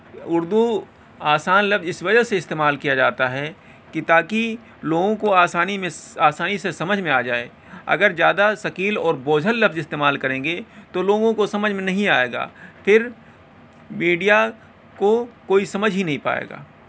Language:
Urdu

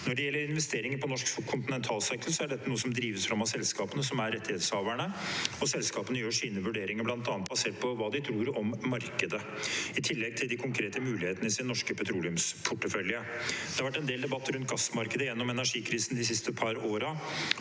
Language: Norwegian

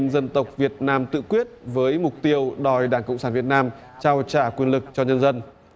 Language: Vietnamese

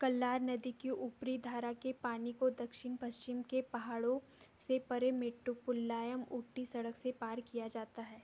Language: Hindi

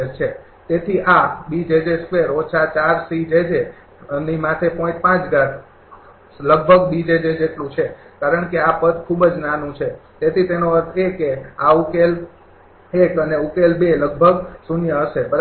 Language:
Gujarati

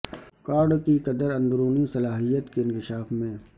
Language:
Urdu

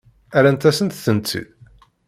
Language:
Kabyle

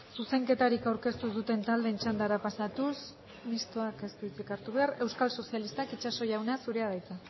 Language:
Basque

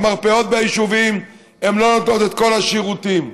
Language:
Hebrew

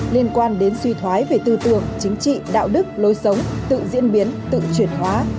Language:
Vietnamese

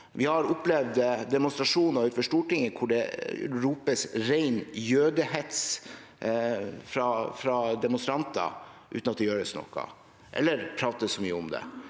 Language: Norwegian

